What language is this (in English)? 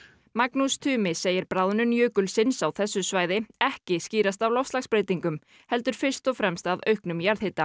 Icelandic